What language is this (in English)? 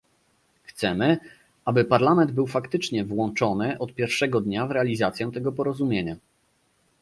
Polish